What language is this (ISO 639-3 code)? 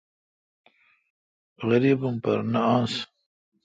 xka